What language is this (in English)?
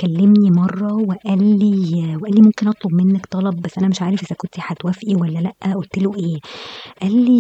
Arabic